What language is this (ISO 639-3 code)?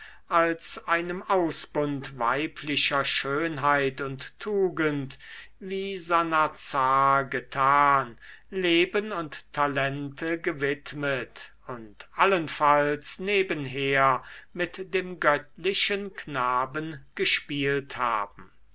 deu